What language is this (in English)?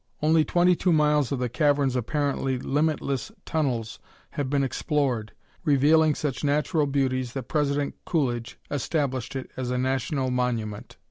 English